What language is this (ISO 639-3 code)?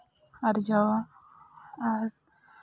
sat